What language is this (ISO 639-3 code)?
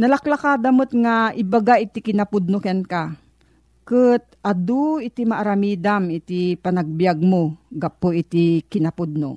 fil